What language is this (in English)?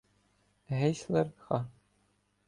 Ukrainian